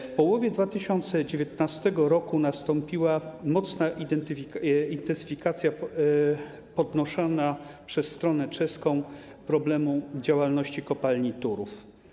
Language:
Polish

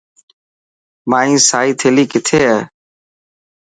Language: Dhatki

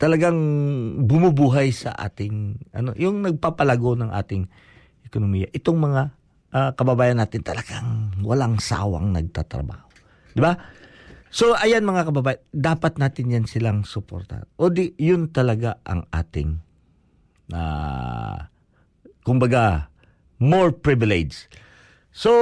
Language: Filipino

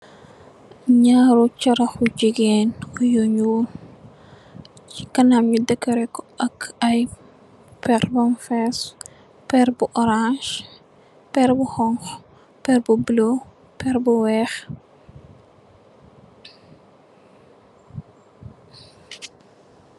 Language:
Wolof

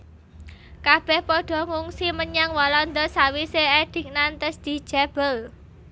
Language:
Javanese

